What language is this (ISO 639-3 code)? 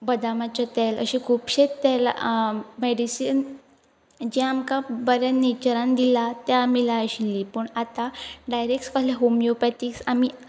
kok